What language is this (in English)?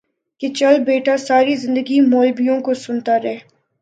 Urdu